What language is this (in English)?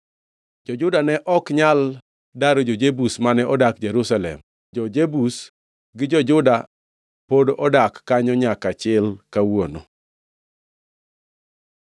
Luo (Kenya and Tanzania)